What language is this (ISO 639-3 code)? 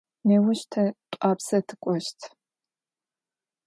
ady